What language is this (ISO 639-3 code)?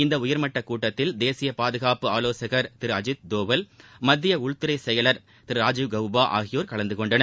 tam